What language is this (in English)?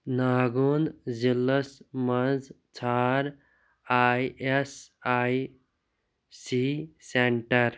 Kashmiri